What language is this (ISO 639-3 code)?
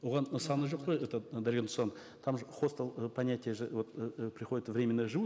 kaz